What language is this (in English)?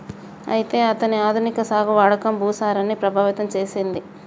Telugu